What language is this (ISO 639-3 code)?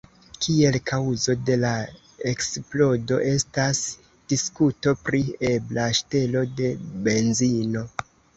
epo